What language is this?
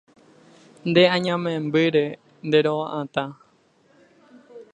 Guarani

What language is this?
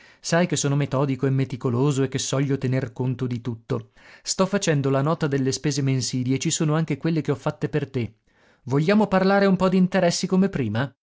Italian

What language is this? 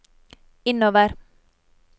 Norwegian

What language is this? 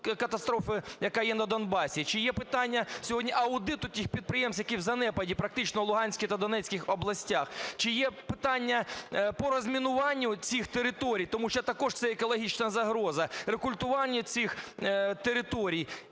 Ukrainian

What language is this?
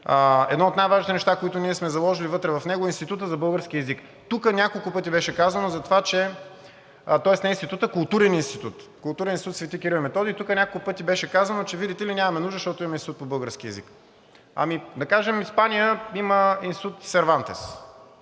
Bulgarian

